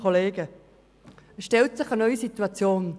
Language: Swiss German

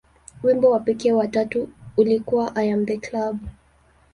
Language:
Swahili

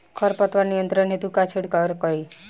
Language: Bhojpuri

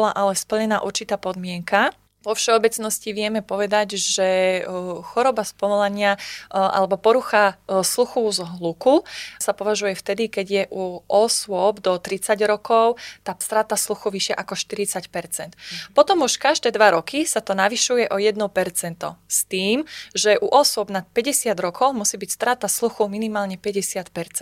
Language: Slovak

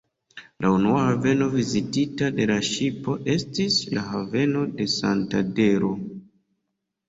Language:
Esperanto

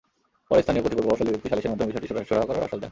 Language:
Bangla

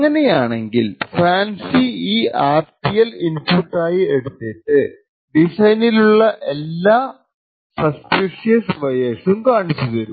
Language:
Malayalam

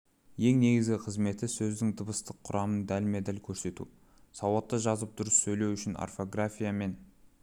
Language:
Kazakh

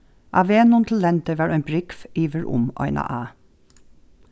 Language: Faroese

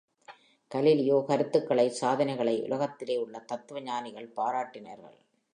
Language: Tamil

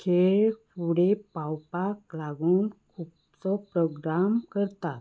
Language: Konkani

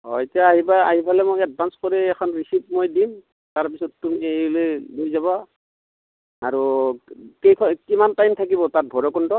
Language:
Assamese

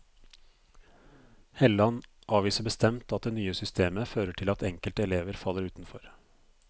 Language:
Norwegian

